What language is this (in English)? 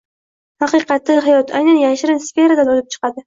Uzbek